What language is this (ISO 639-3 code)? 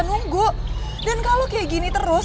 ind